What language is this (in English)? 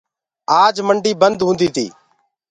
Gurgula